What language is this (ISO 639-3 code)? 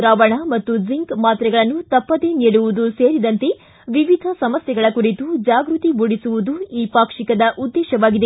kan